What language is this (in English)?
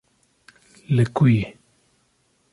Kurdish